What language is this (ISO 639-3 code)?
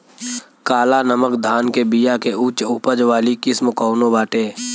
bho